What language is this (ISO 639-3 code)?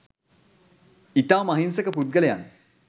sin